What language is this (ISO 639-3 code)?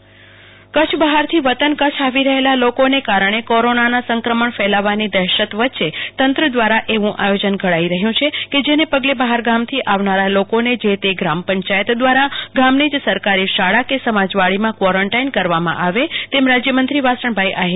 guj